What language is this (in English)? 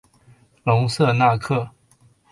Chinese